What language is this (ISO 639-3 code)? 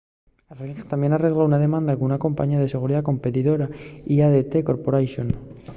ast